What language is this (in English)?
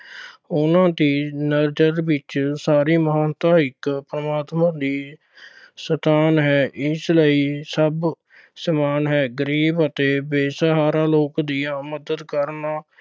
Punjabi